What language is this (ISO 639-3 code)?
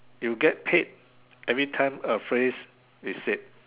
eng